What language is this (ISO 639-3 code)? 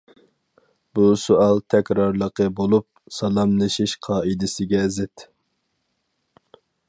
uig